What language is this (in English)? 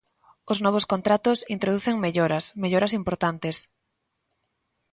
Galician